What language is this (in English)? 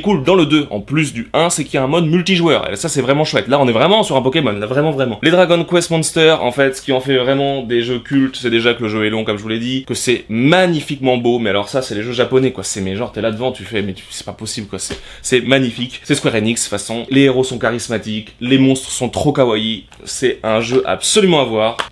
French